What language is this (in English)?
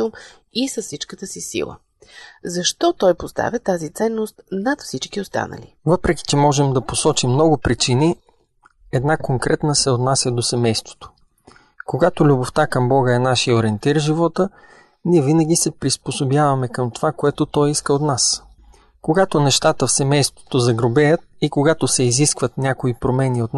Bulgarian